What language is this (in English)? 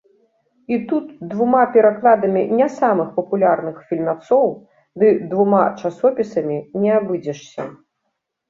Belarusian